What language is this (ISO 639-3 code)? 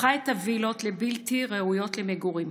heb